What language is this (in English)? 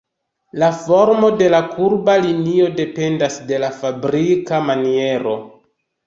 Esperanto